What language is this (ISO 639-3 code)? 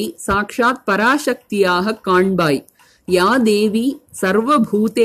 tam